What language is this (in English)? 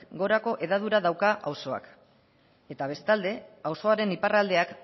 Basque